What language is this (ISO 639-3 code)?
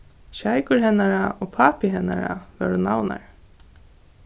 fao